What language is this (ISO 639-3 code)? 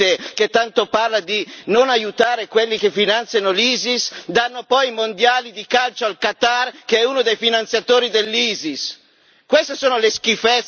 ita